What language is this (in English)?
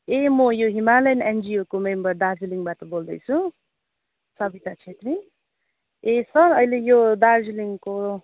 Nepali